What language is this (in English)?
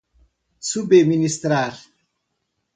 Portuguese